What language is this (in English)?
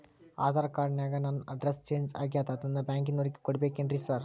Kannada